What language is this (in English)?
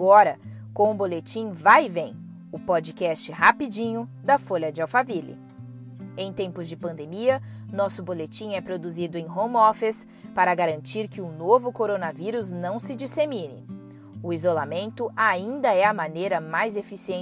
Portuguese